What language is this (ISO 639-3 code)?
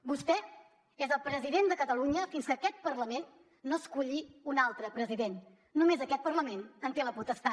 cat